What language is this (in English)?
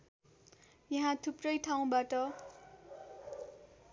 Nepali